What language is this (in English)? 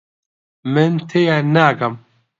Central Kurdish